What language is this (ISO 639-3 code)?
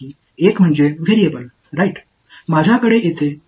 tam